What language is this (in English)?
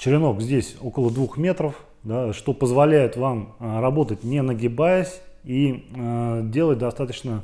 Russian